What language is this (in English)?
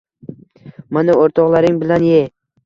Uzbek